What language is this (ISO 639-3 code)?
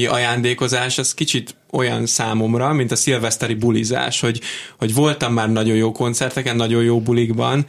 hun